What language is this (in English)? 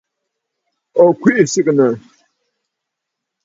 Bafut